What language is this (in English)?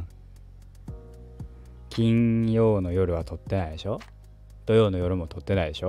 Japanese